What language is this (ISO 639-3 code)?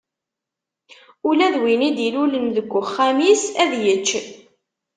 kab